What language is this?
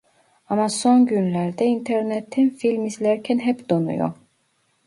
Turkish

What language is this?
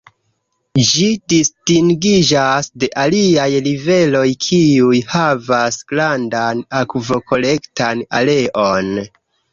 Esperanto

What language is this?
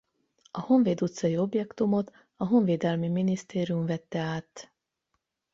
Hungarian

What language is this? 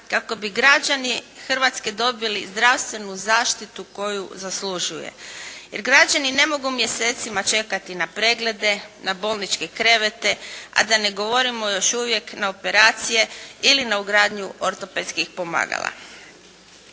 Croatian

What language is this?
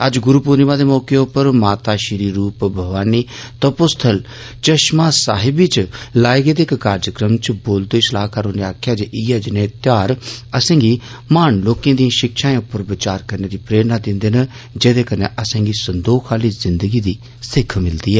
Dogri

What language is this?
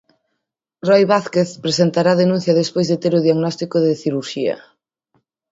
Galician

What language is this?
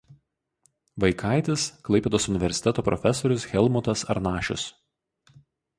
Lithuanian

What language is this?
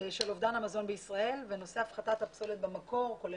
Hebrew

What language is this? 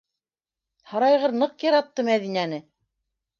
Bashkir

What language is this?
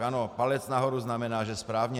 Czech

